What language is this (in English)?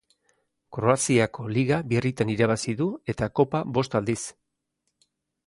Basque